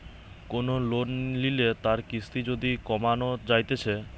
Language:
Bangla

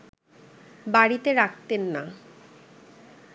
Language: Bangla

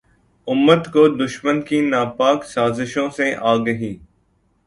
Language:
Urdu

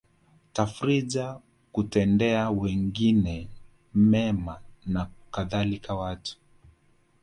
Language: Swahili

